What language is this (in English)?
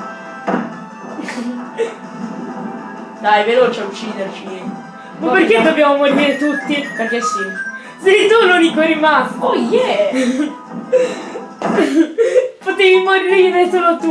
Italian